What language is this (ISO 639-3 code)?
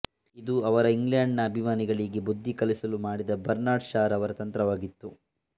kan